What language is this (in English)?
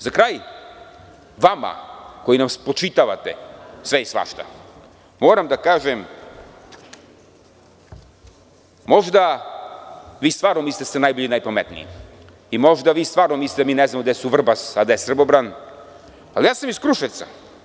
Serbian